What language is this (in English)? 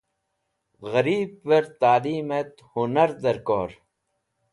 Wakhi